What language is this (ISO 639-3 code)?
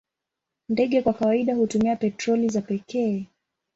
swa